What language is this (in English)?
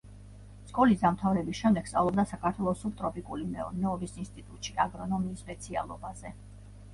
Georgian